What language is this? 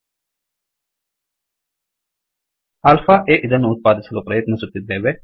Kannada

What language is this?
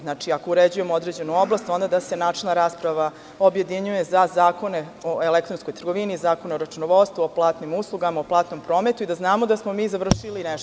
Serbian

